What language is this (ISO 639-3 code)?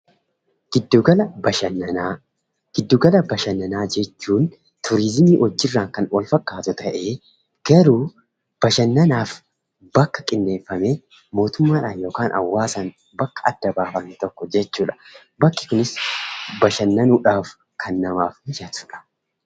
orm